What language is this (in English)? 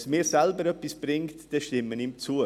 Swiss German